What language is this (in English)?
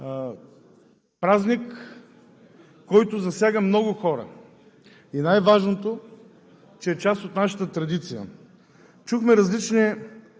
Bulgarian